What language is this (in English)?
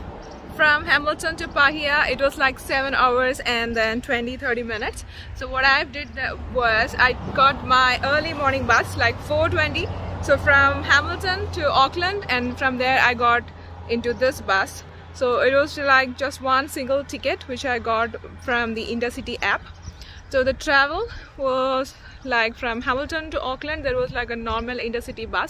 English